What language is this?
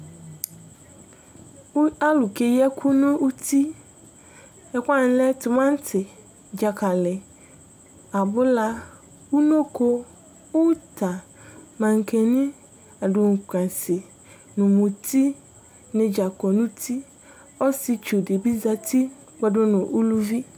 Ikposo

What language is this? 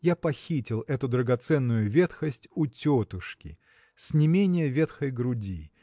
Russian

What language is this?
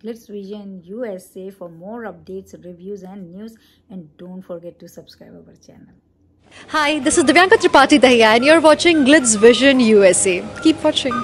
Hindi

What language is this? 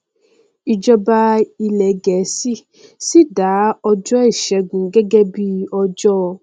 Yoruba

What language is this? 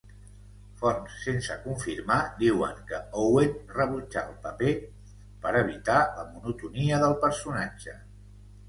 Catalan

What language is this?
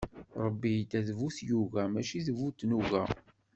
Kabyle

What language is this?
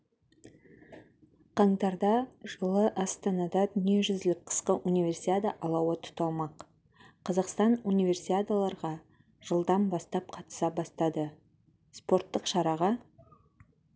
Kazakh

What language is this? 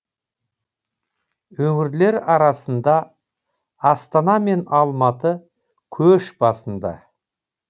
Kazakh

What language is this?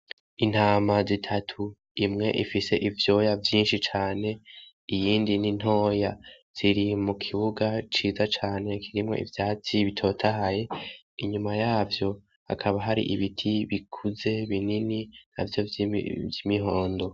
Rundi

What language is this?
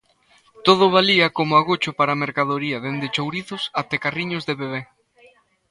Galician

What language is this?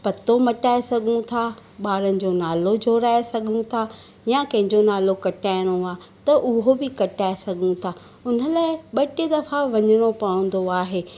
Sindhi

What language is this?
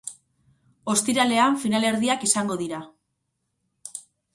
Basque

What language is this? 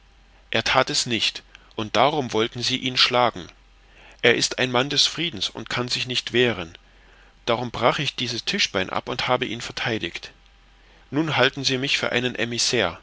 German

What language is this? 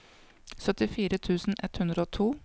Norwegian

